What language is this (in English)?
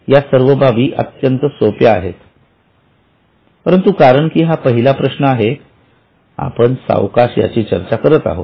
Marathi